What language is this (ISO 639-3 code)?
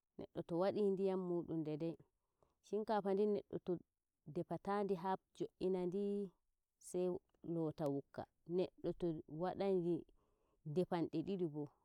fuv